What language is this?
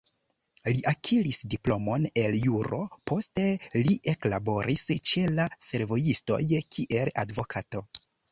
Esperanto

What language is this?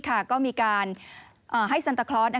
Thai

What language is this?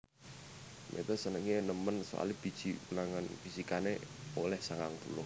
Javanese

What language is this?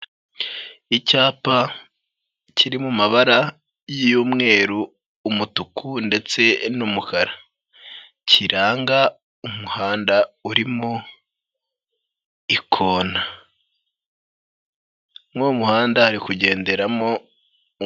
Kinyarwanda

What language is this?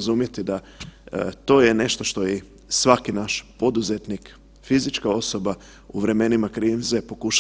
Croatian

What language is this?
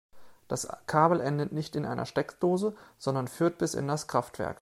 German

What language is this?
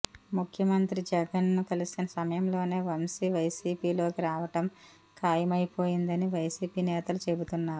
Telugu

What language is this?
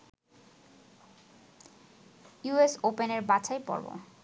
Bangla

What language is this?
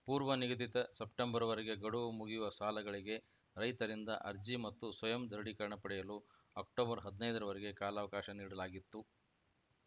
Kannada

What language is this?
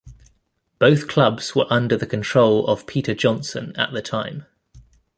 English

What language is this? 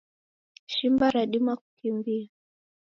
Taita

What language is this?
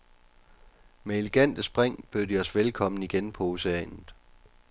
Danish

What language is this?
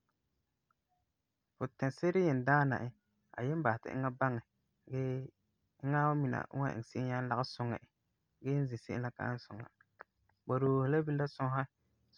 Frafra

